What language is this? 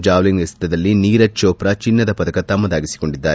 Kannada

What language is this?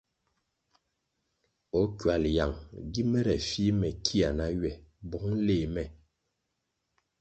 Kwasio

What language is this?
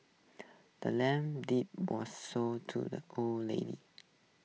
English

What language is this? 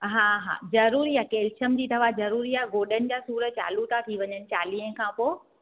Sindhi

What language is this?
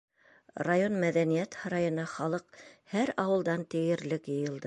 Bashkir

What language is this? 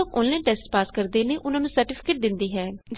Punjabi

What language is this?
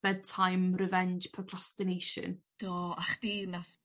Welsh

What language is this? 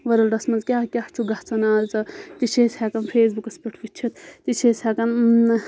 Kashmiri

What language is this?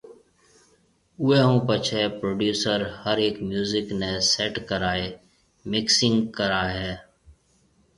Marwari (Pakistan)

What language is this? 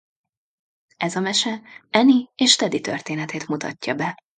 Hungarian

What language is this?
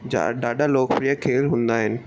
Sindhi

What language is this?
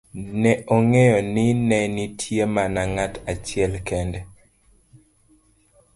Luo (Kenya and Tanzania)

